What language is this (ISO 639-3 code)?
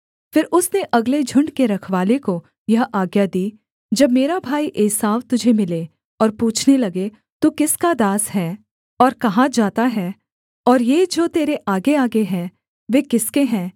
hin